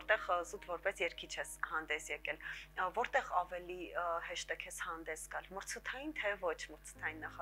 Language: Russian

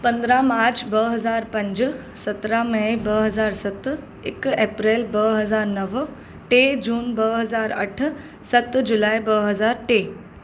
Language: Sindhi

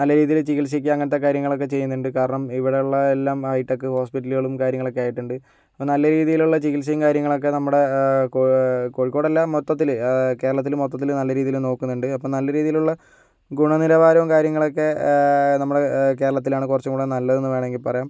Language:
Malayalam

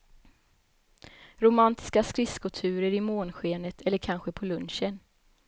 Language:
Swedish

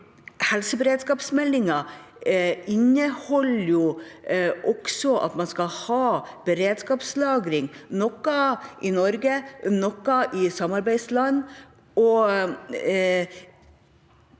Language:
Norwegian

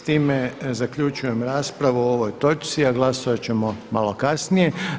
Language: Croatian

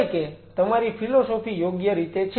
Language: Gujarati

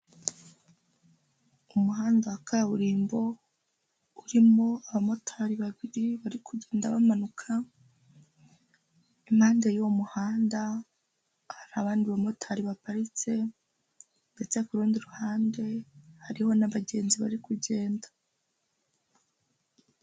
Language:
Kinyarwanda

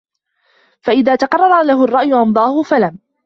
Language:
Arabic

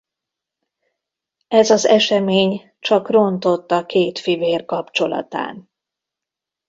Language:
Hungarian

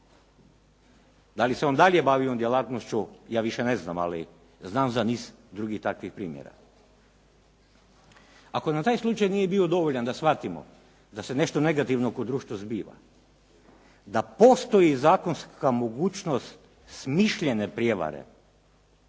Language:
Croatian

